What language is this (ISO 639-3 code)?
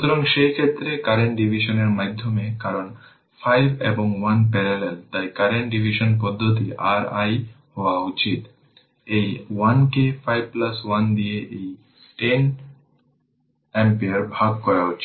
ben